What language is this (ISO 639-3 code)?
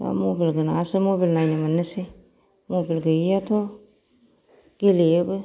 brx